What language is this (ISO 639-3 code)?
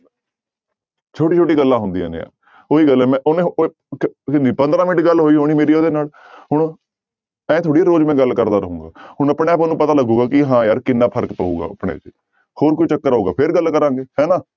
pan